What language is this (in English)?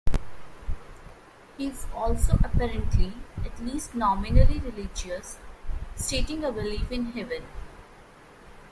English